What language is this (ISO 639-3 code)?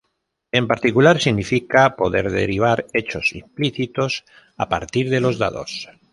spa